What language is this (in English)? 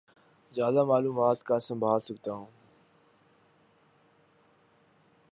Urdu